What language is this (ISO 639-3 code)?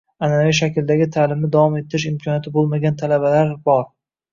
uzb